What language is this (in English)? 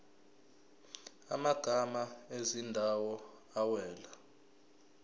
Zulu